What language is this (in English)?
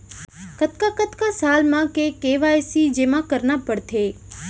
Chhattisgarhi